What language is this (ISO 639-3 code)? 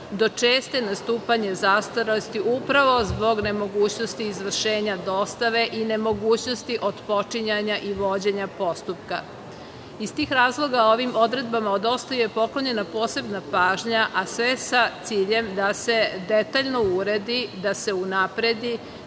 srp